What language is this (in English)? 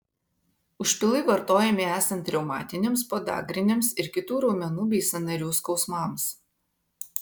Lithuanian